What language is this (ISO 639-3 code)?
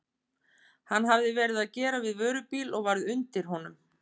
isl